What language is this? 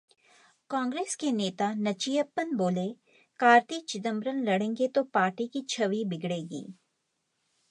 Hindi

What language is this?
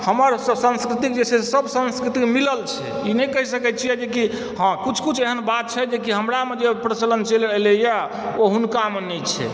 Maithili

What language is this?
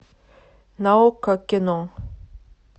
Russian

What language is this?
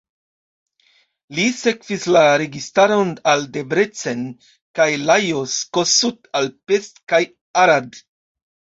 Esperanto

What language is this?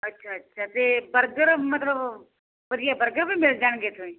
Punjabi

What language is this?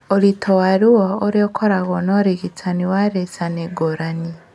Kikuyu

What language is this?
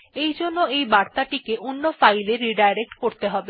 Bangla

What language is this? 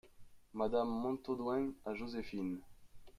French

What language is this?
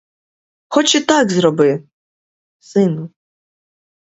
Ukrainian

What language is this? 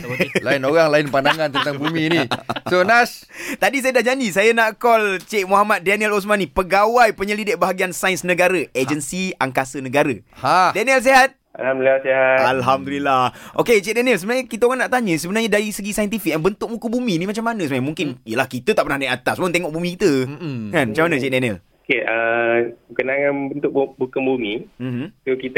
Malay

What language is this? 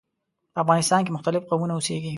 Pashto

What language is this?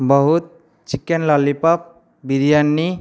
Odia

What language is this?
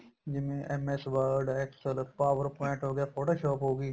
Punjabi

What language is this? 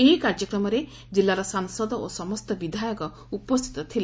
Odia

